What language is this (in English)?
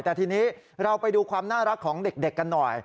Thai